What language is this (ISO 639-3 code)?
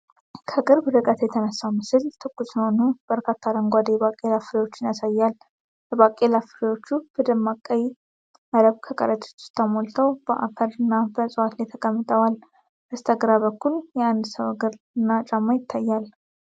amh